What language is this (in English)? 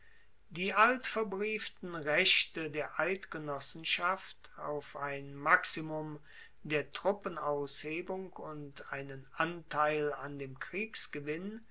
German